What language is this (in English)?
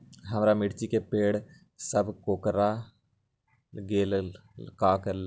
Magahi